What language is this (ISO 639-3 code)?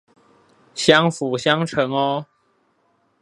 zho